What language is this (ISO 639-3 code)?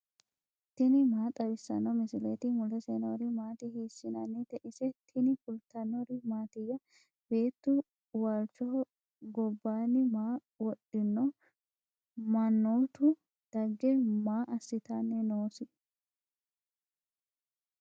sid